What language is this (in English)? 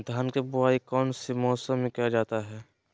Magahi